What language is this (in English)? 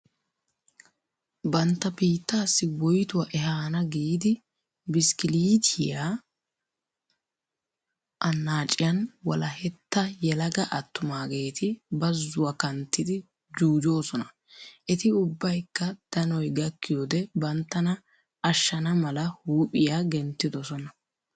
Wolaytta